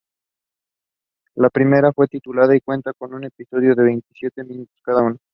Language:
Spanish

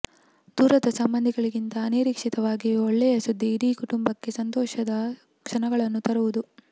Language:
Kannada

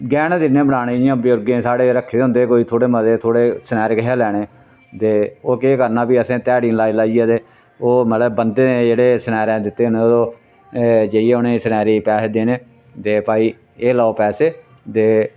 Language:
Dogri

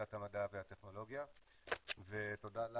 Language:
Hebrew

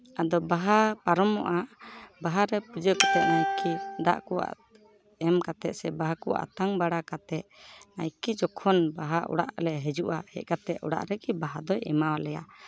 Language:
Santali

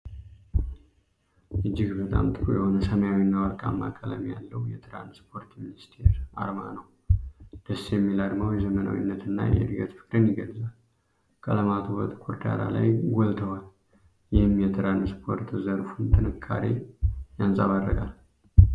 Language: Amharic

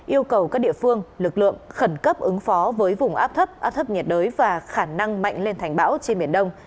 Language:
Vietnamese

